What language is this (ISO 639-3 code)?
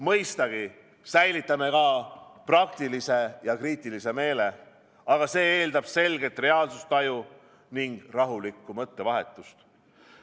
est